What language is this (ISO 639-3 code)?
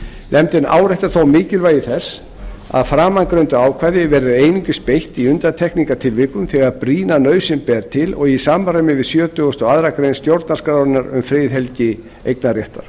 isl